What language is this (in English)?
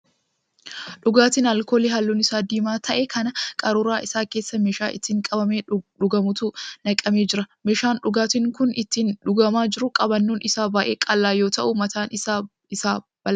Oromo